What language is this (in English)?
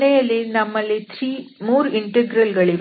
Kannada